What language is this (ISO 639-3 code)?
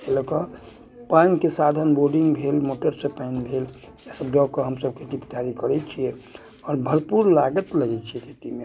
mai